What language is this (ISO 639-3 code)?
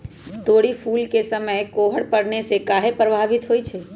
mag